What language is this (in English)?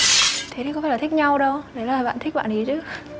Vietnamese